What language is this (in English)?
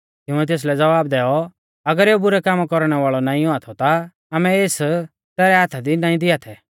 Mahasu Pahari